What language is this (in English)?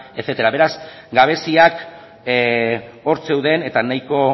Basque